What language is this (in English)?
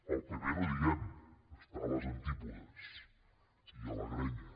Catalan